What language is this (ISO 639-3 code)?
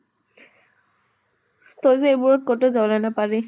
asm